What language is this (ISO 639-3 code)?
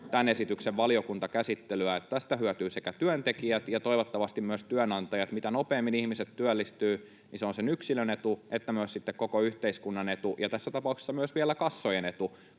fin